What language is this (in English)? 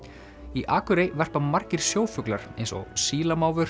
Icelandic